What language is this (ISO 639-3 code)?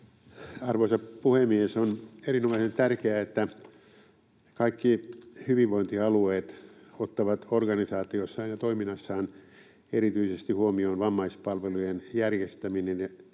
fin